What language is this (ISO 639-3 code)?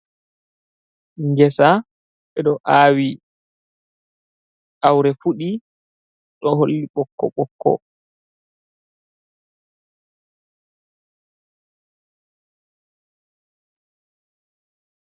ful